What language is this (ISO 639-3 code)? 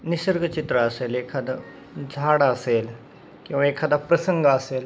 mar